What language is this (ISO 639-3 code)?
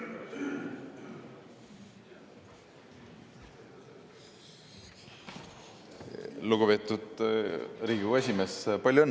est